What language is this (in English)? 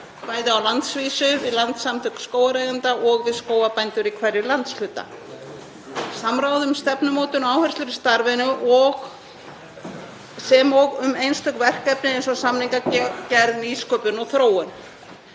Icelandic